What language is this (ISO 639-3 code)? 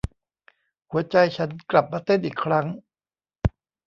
tha